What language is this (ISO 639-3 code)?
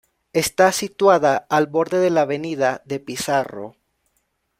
spa